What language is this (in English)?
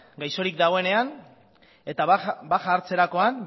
Basque